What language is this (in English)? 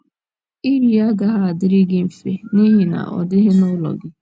Igbo